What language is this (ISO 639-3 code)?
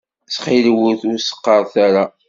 kab